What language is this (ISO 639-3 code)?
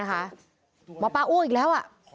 tha